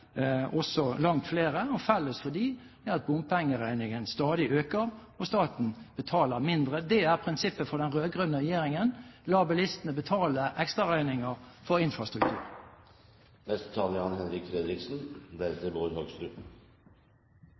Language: Norwegian Bokmål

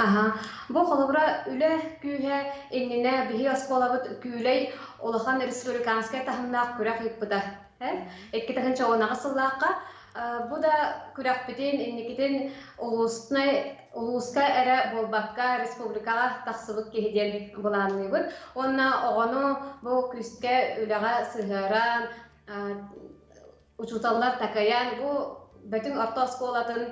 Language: Turkish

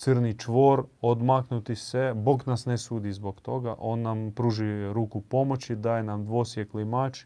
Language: Croatian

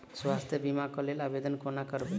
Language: Maithili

